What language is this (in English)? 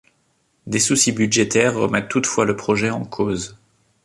French